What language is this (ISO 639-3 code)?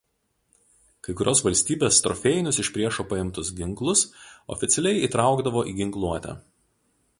lit